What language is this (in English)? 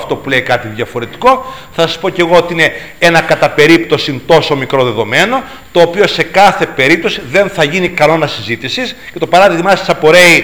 Greek